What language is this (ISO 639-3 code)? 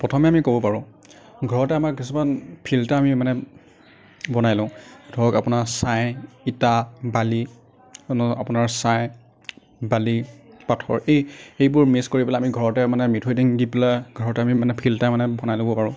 asm